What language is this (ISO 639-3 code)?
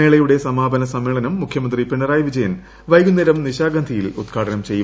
mal